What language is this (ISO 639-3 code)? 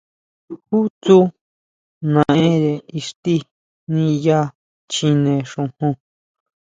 mau